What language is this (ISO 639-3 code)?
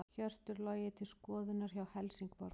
isl